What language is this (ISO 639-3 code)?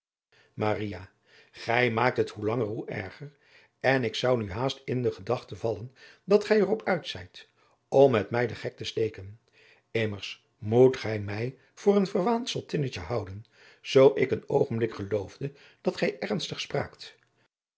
nld